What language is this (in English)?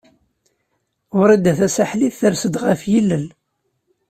Kabyle